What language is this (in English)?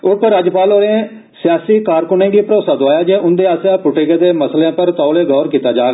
Dogri